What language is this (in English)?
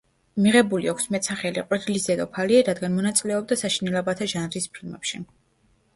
Georgian